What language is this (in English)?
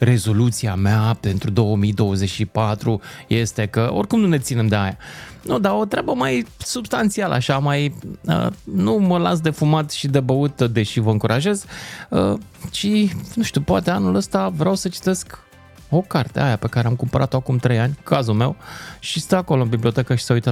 Romanian